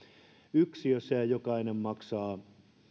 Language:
Finnish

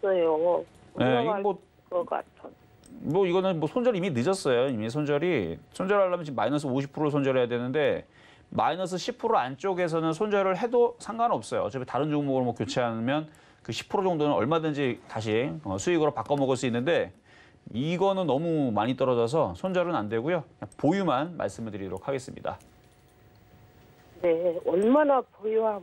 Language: Korean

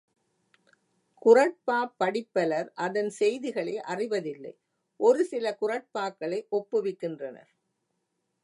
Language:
Tamil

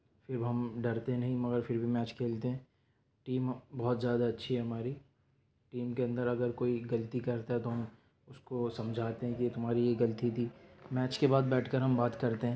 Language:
Urdu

